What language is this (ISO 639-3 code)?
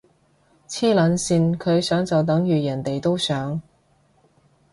yue